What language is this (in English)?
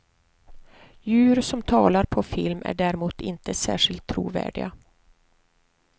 Swedish